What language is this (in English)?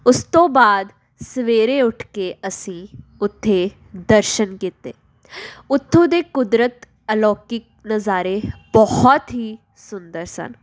Punjabi